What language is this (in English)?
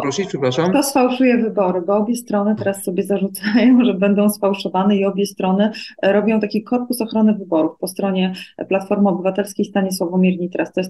Polish